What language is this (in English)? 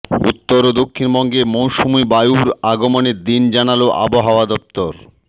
Bangla